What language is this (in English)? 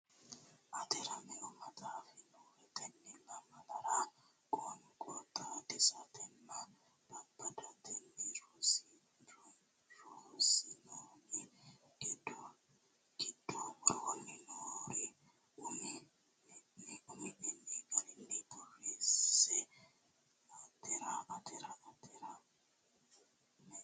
Sidamo